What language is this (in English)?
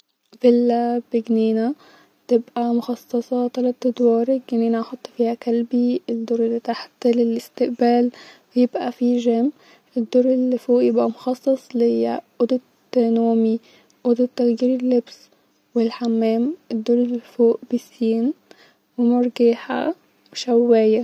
Egyptian Arabic